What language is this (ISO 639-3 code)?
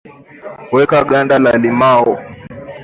swa